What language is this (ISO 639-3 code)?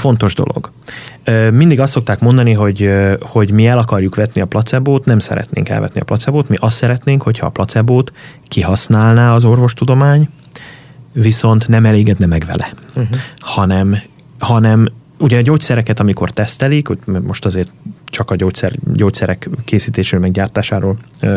hun